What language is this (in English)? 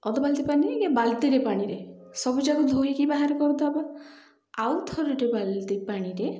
Odia